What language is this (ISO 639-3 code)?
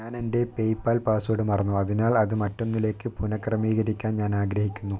mal